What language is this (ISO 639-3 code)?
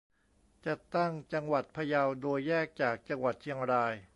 tha